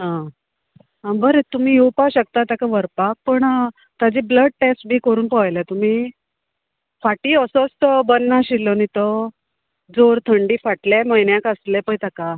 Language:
Konkani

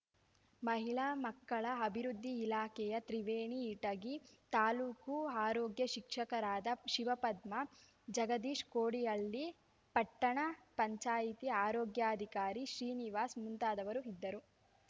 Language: Kannada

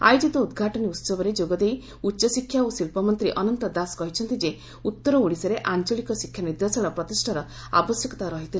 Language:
Odia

